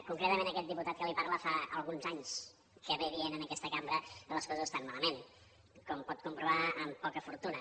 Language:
Catalan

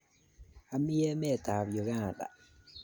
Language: Kalenjin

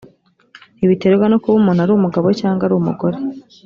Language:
Kinyarwanda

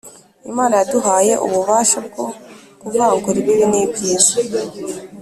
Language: Kinyarwanda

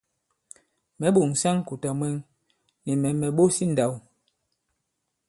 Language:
Bankon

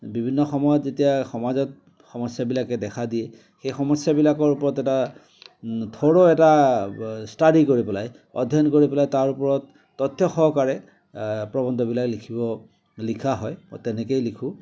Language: Assamese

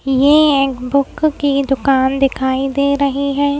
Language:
Hindi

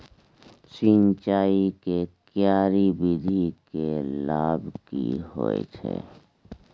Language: Maithili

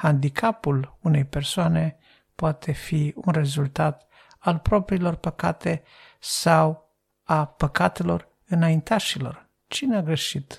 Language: Romanian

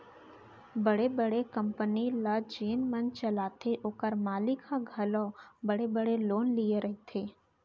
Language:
Chhattisgarhi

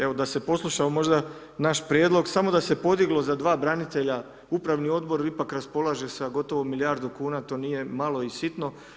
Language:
Croatian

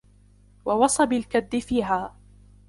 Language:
Arabic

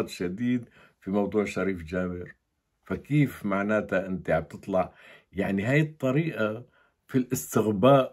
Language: Arabic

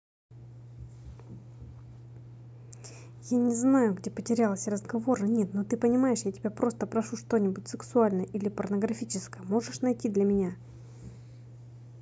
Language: Russian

